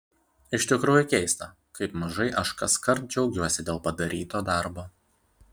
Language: Lithuanian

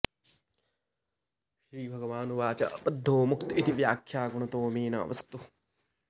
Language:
Sanskrit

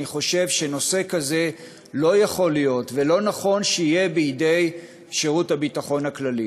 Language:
Hebrew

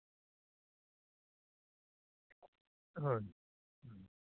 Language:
Kannada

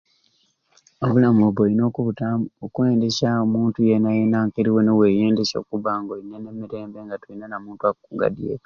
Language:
Ruuli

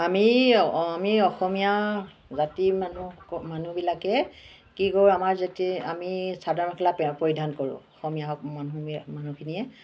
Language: Assamese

